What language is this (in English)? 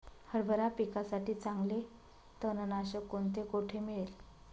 Marathi